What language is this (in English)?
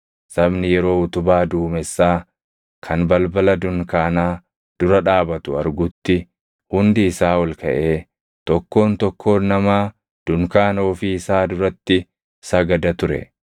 Oromo